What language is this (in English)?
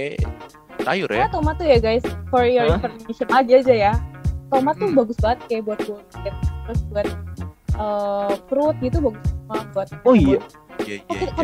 Indonesian